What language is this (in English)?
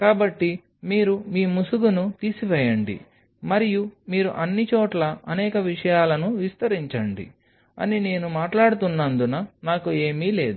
Telugu